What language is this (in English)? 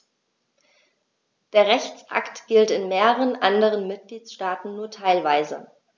German